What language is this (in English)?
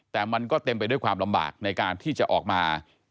Thai